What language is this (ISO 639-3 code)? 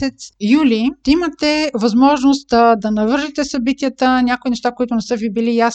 bul